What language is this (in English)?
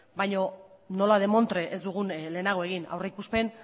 Basque